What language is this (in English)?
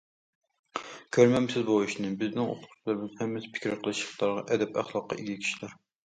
Uyghur